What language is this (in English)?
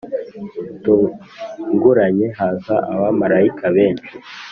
Kinyarwanda